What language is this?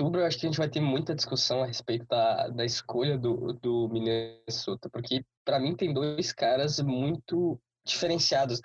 Portuguese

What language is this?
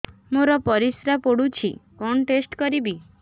Odia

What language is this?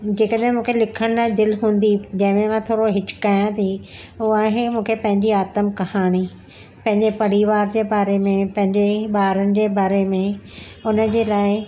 Sindhi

